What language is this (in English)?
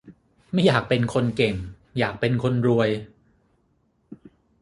Thai